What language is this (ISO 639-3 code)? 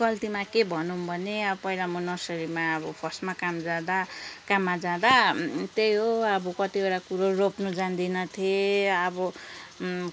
nep